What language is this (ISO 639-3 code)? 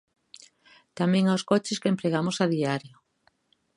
glg